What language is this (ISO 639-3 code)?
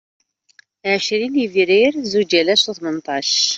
kab